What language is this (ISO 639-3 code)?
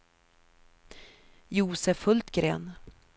swe